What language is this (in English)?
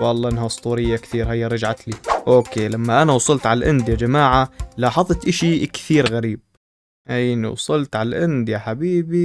Arabic